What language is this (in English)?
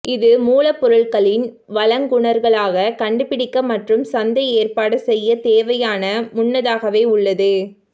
Tamil